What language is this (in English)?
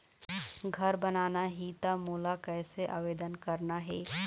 Chhattisgarhi